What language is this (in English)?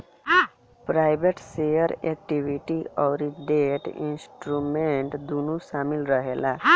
Bhojpuri